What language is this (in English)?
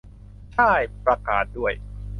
Thai